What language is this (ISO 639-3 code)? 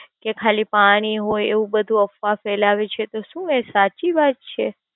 guj